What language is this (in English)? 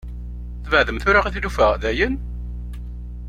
Kabyle